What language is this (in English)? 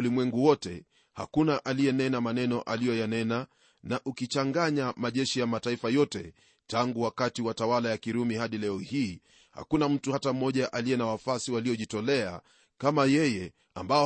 Swahili